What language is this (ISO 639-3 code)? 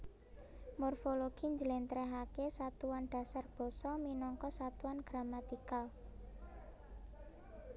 jav